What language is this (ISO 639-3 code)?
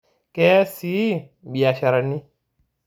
mas